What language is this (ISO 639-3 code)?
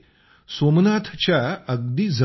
mar